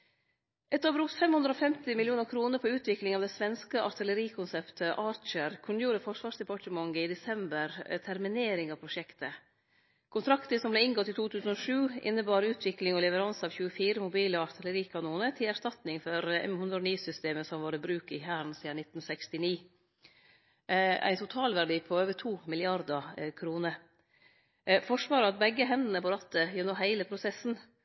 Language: Norwegian Nynorsk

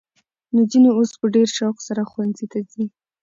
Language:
Pashto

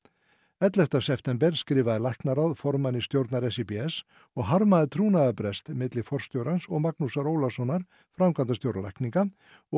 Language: Icelandic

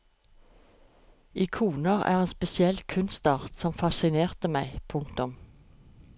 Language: Norwegian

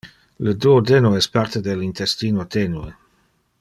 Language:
Interlingua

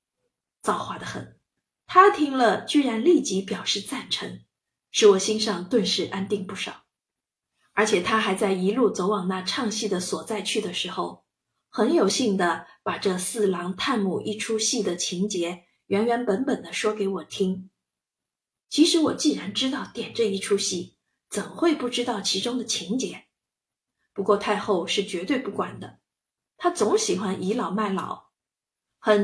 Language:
Chinese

